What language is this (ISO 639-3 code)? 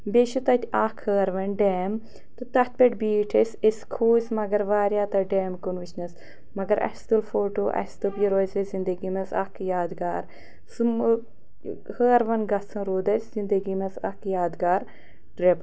kas